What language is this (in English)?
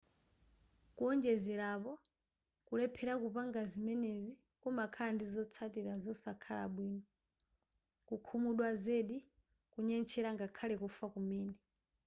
Nyanja